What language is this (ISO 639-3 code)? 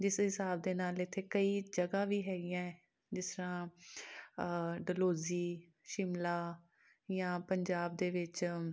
pan